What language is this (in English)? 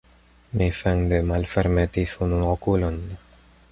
Esperanto